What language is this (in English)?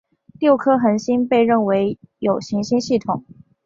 Chinese